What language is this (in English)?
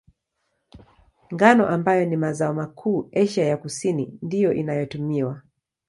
Swahili